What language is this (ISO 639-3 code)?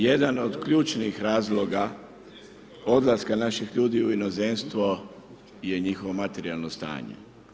hrv